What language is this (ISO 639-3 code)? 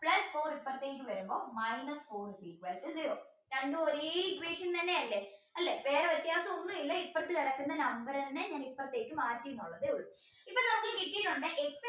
mal